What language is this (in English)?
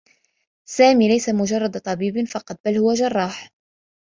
Arabic